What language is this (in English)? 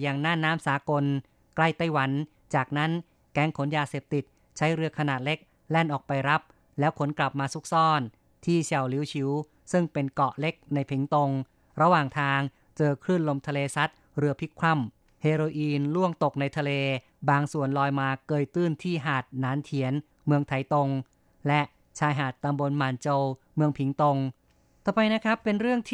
Thai